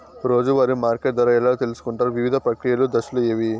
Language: Telugu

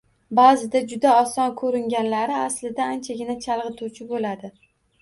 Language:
Uzbek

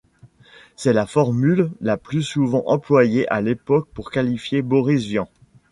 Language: French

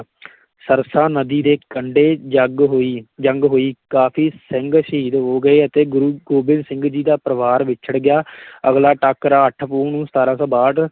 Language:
Punjabi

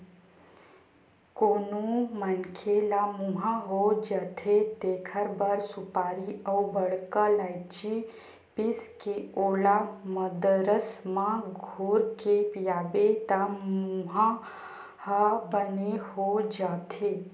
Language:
Chhattisgarhi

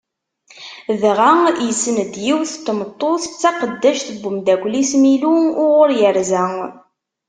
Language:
Kabyle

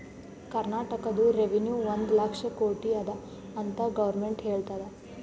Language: Kannada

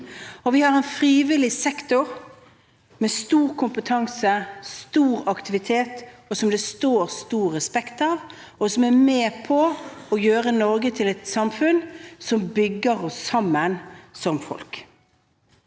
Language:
Norwegian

